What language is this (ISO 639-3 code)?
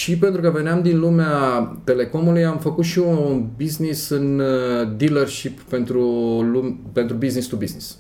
ron